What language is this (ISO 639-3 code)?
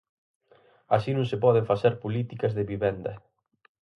glg